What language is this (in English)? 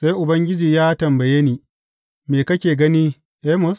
Hausa